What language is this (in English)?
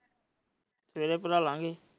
Punjabi